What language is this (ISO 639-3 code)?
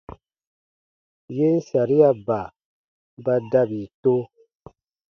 bba